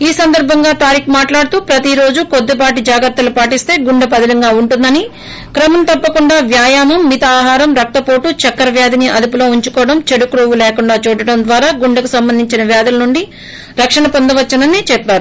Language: Telugu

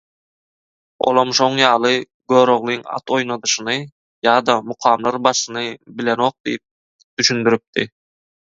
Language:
Turkmen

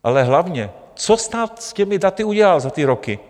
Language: Czech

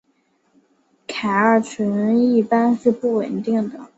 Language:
Chinese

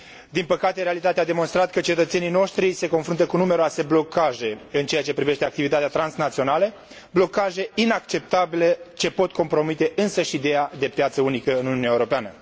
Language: Romanian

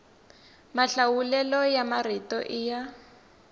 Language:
Tsonga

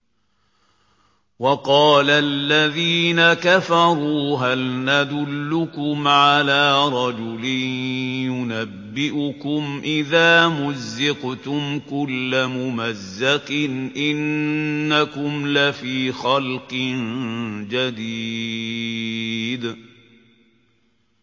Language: Arabic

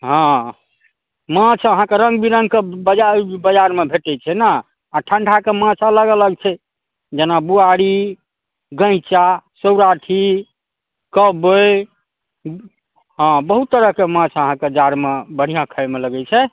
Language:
Maithili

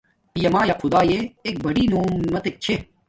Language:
Domaaki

